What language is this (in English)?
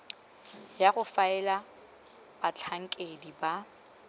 Tswana